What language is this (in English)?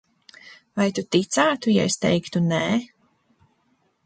Latvian